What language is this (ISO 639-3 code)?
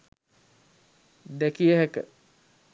sin